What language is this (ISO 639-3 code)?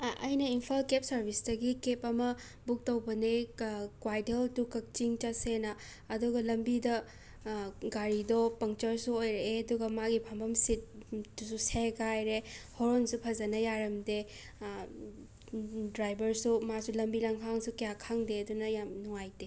mni